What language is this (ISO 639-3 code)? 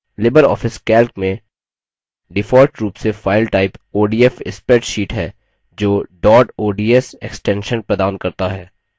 hin